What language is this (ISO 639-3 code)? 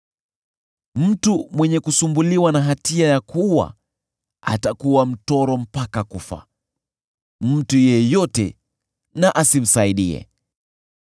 swa